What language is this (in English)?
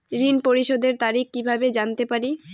Bangla